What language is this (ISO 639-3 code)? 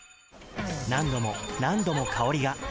jpn